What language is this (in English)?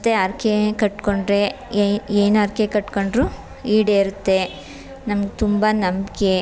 Kannada